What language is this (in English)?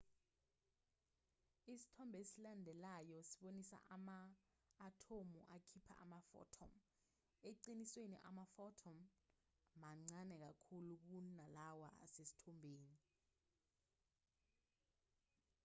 Zulu